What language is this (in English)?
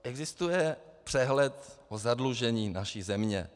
Czech